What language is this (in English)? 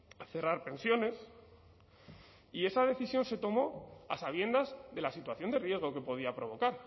Spanish